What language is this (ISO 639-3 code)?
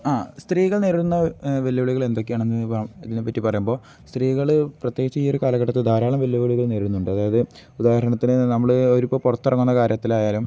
mal